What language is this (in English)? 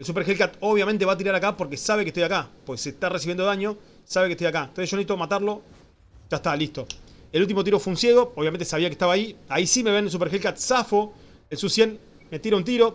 Spanish